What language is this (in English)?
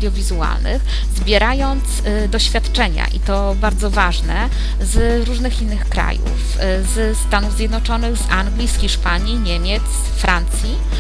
Polish